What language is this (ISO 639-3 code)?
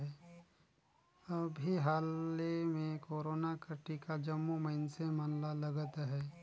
hne